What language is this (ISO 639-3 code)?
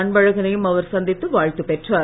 tam